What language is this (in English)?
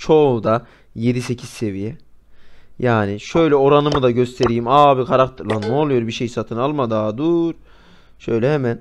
Turkish